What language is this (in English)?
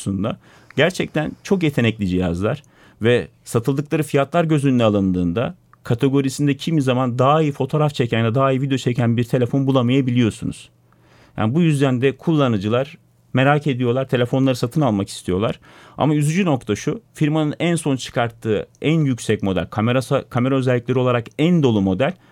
Turkish